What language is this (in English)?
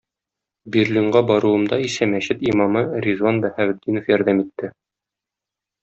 Tatar